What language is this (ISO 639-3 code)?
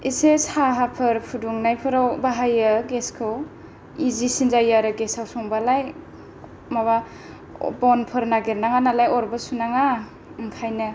brx